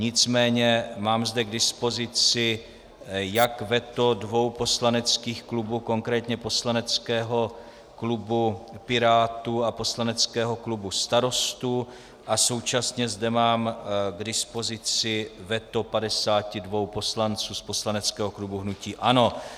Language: Czech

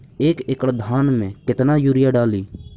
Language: Magahi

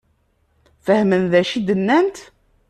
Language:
Kabyle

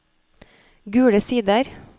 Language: Norwegian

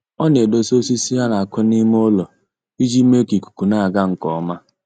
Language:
Igbo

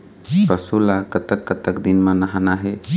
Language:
Chhattisgarhi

